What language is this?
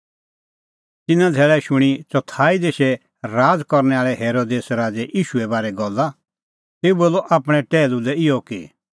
Kullu Pahari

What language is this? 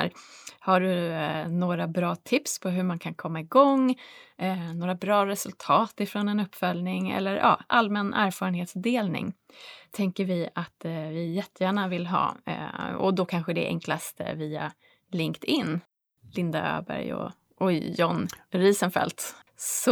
Swedish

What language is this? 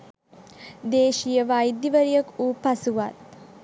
Sinhala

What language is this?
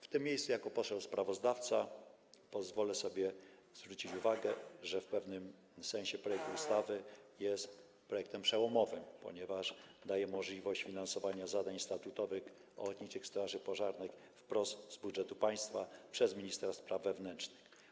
Polish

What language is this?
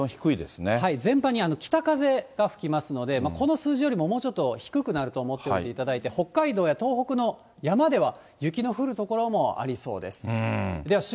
Japanese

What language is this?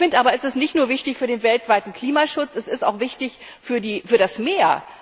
German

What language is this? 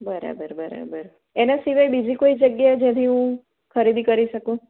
Gujarati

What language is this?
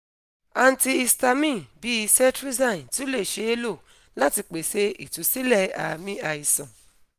Yoruba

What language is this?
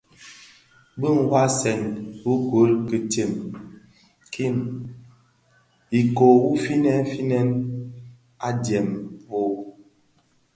Bafia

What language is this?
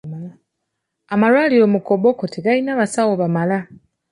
Ganda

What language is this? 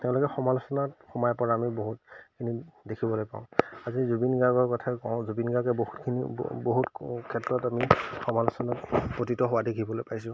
Assamese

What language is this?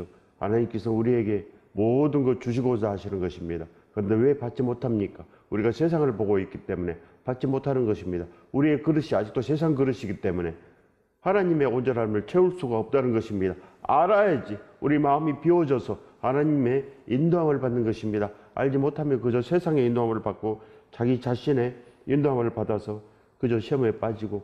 Korean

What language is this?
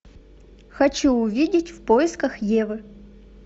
Russian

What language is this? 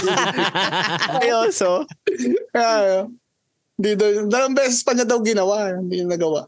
Filipino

